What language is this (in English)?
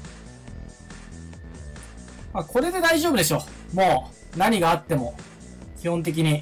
Japanese